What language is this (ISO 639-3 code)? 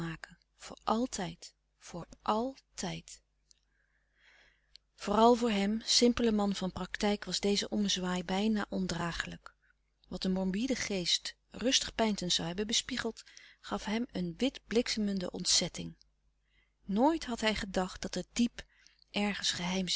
nld